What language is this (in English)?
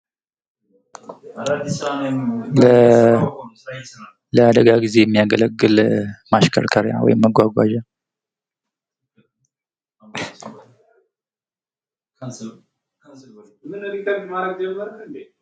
Amharic